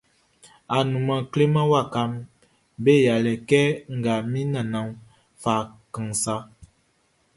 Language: Baoulé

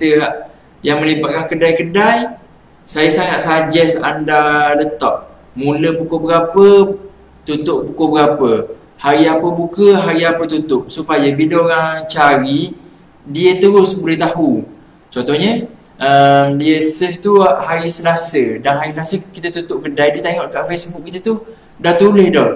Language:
Malay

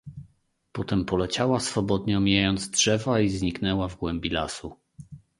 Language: Polish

